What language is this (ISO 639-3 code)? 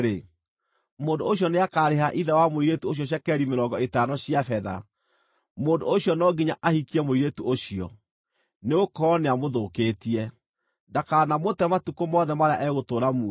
kik